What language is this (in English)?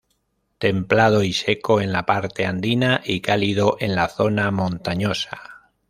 Spanish